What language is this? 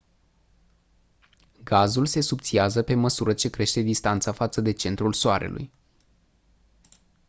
Romanian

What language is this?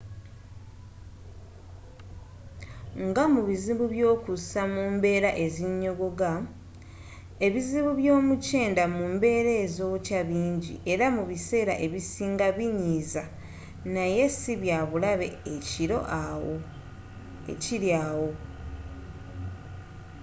Ganda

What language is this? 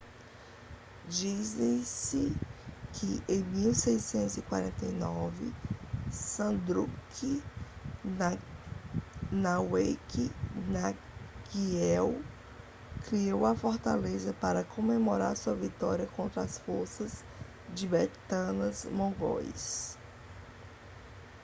Portuguese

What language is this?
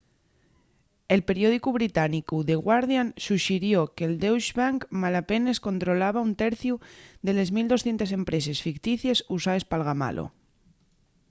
Asturian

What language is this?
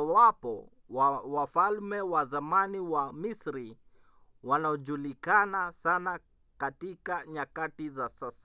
Swahili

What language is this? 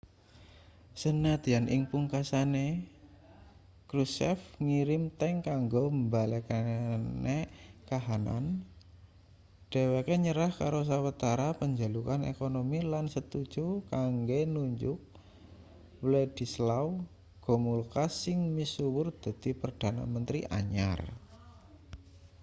Javanese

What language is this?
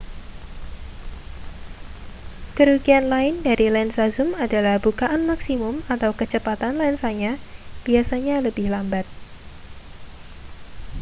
Indonesian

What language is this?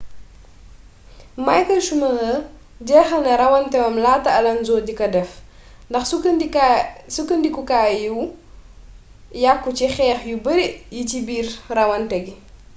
Wolof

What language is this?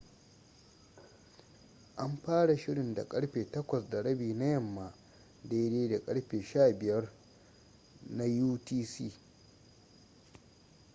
Hausa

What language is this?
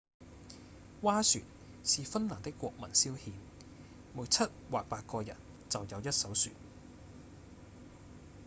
Cantonese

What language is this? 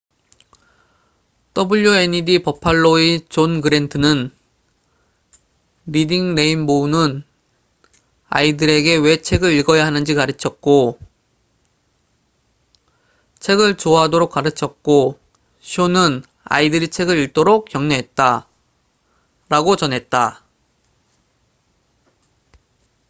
Korean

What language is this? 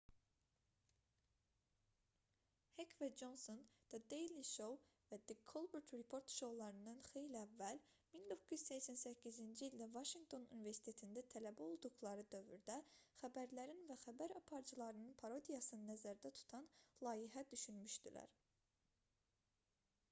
Azerbaijani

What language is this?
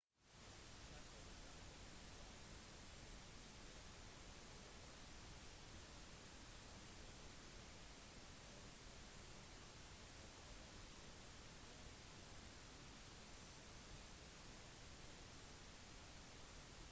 Norwegian Bokmål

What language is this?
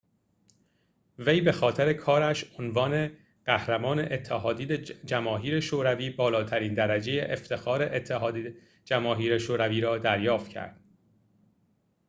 Persian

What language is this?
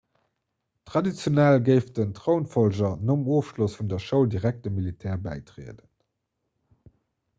Luxembourgish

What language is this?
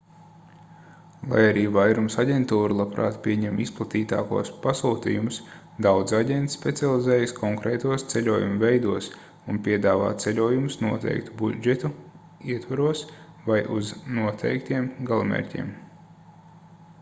Latvian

